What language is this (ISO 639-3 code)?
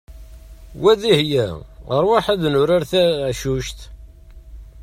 kab